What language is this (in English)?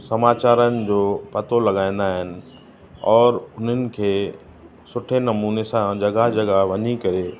Sindhi